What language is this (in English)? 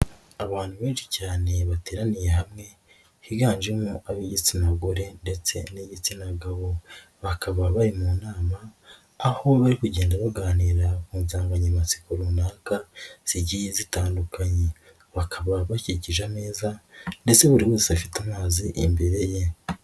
Kinyarwanda